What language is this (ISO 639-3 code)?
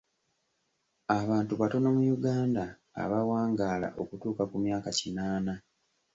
lug